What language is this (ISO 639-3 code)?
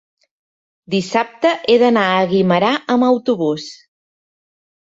cat